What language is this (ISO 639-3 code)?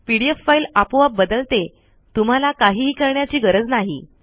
mar